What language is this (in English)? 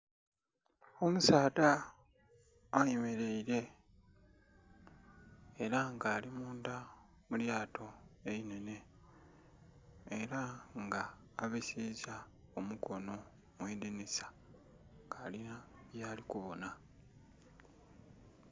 Soga